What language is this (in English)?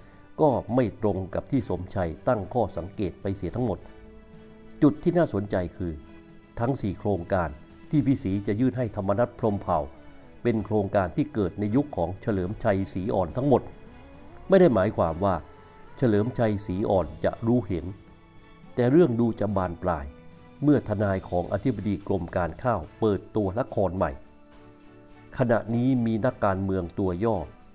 Thai